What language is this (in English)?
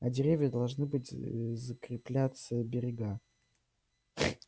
Russian